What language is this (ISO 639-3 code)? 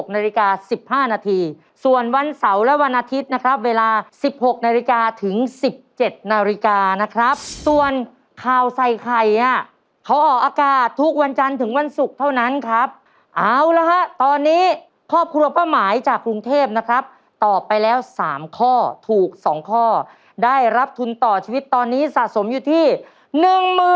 tha